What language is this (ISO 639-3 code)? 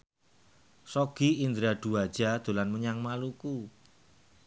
jav